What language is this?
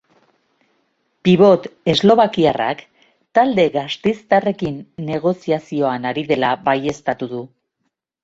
Basque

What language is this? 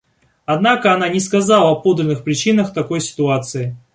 Russian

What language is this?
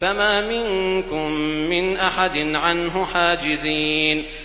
Arabic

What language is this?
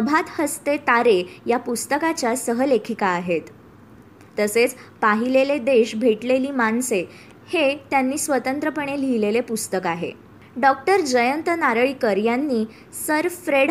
Marathi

